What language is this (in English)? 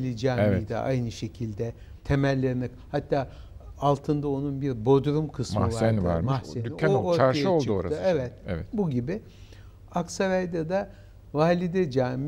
Turkish